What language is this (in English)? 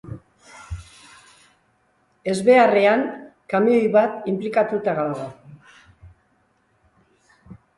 Basque